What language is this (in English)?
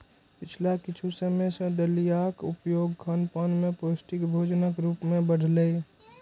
Maithili